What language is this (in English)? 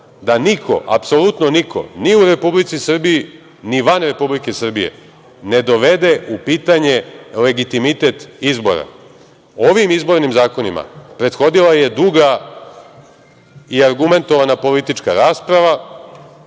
Serbian